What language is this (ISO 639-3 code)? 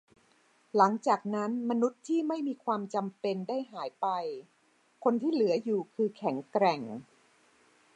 tha